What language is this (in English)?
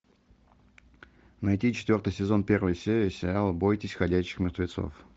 Russian